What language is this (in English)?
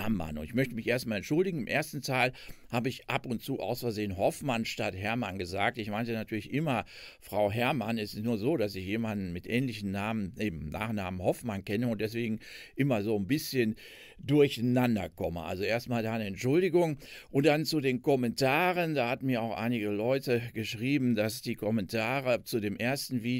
German